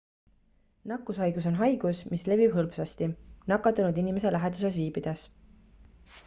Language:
Estonian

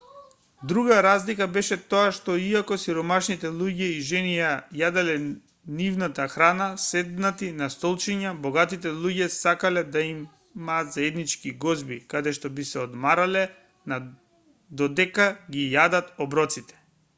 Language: Macedonian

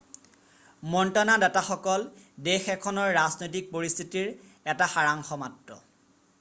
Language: Assamese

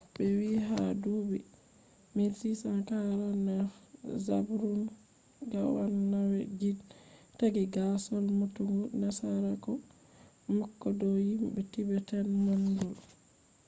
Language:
Fula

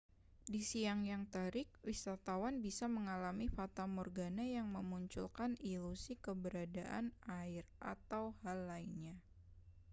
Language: Indonesian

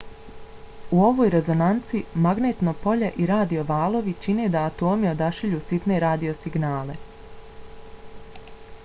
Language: Bosnian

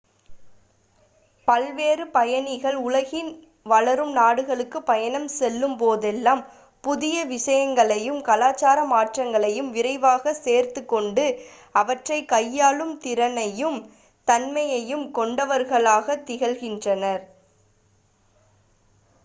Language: Tamil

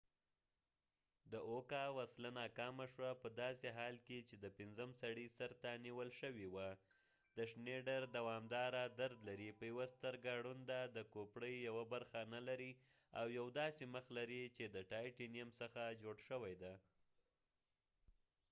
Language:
Pashto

